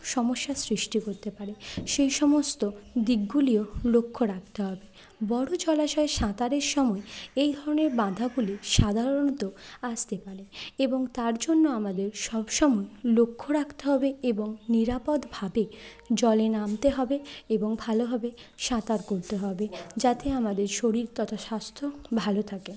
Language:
Bangla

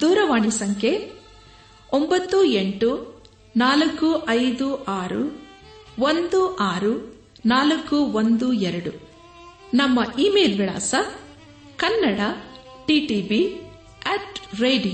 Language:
Kannada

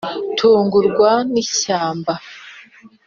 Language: Kinyarwanda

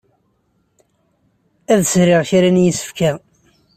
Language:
Kabyle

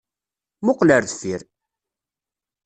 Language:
Kabyle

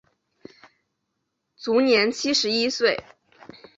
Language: Chinese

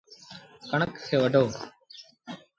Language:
Sindhi Bhil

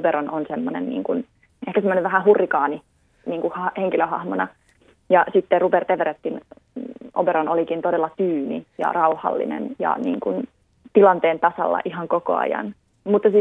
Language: Finnish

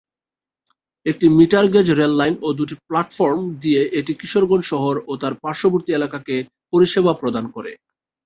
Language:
Bangla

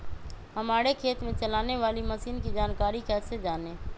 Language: Magahi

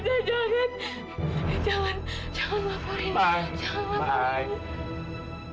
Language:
Indonesian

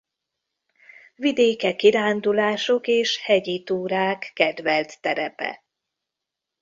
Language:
Hungarian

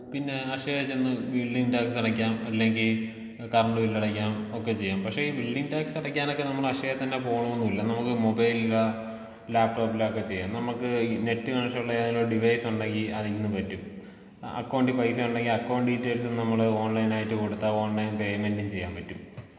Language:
Malayalam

